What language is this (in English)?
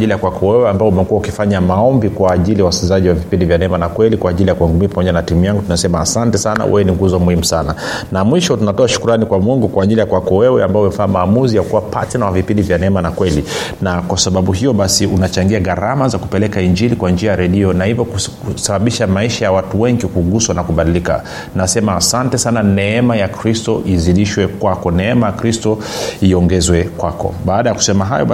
Swahili